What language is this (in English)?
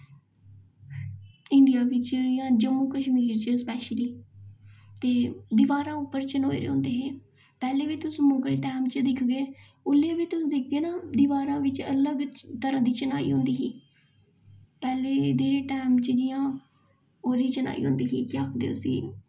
Dogri